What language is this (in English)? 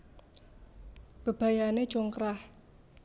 Javanese